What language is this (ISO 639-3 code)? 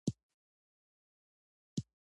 pus